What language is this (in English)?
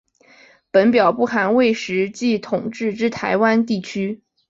Chinese